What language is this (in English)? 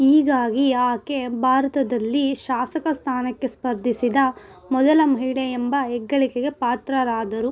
Kannada